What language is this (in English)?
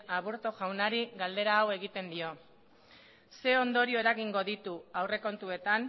Basque